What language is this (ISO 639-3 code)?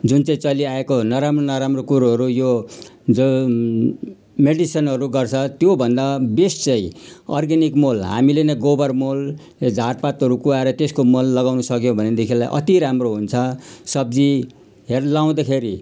nep